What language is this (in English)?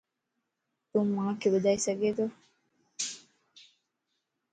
Lasi